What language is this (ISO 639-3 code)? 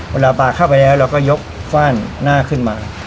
tha